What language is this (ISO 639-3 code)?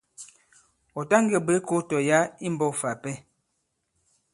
abb